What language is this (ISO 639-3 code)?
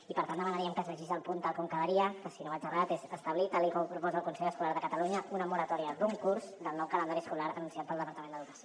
cat